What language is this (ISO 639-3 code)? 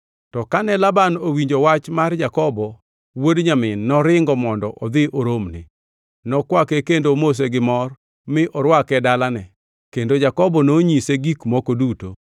luo